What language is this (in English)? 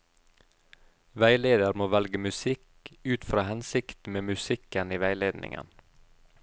Norwegian